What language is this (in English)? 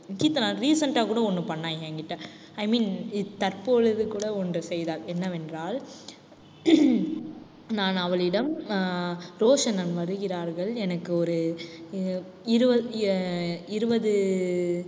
Tamil